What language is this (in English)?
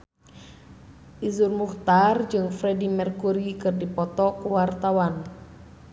Sundanese